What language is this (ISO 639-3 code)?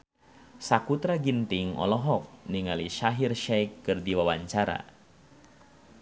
sun